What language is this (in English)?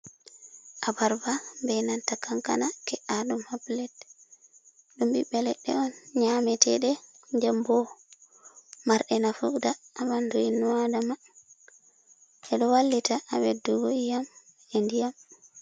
Fula